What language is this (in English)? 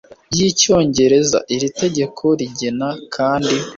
Kinyarwanda